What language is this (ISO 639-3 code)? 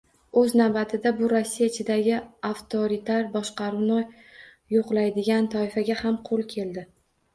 uzb